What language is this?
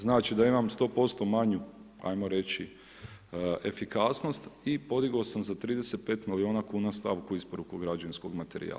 Croatian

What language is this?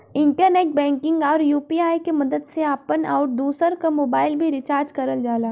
Bhojpuri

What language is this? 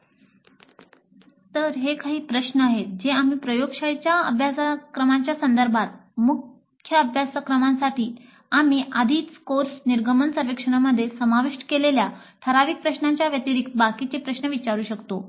Marathi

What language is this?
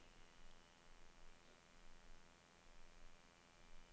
Danish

